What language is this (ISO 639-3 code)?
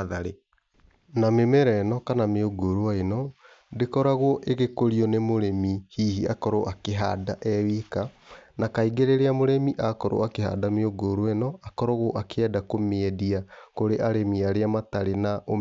kik